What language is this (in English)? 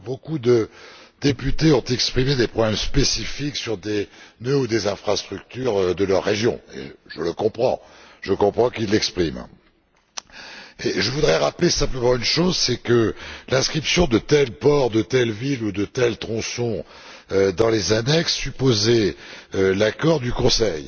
French